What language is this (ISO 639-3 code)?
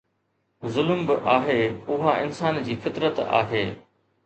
snd